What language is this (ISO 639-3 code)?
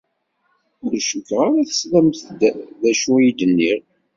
kab